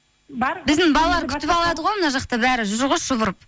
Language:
Kazakh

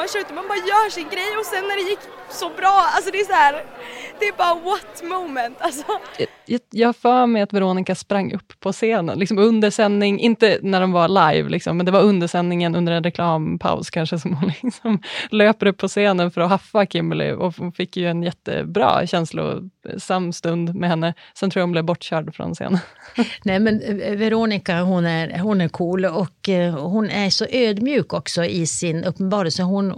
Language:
Swedish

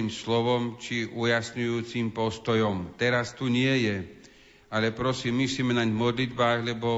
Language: Slovak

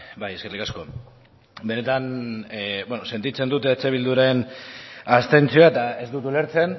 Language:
Basque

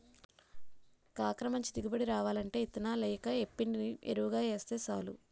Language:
Telugu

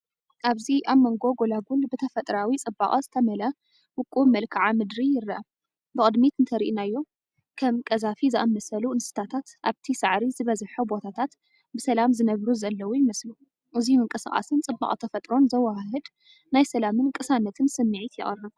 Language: Tigrinya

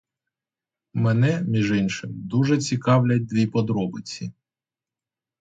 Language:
Ukrainian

